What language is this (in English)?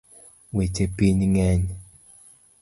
Luo (Kenya and Tanzania)